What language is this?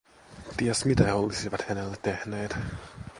Finnish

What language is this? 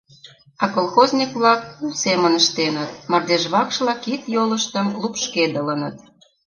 Mari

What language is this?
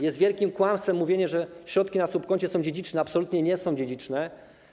Polish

